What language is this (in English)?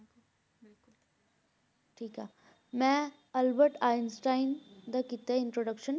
Punjabi